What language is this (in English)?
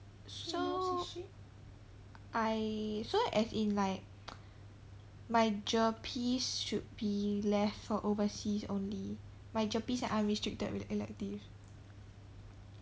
English